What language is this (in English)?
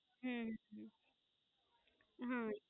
Gujarati